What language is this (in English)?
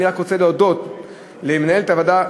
Hebrew